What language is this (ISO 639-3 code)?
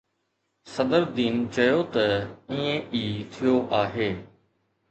snd